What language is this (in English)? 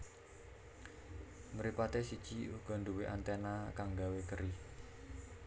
Javanese